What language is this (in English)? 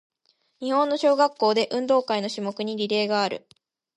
Japanese